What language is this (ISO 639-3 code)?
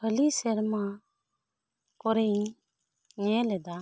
sat